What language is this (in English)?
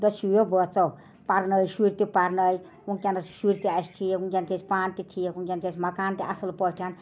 Kashmiri